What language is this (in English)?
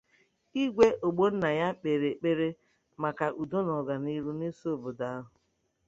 Igbo